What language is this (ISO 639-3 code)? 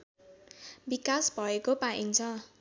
nep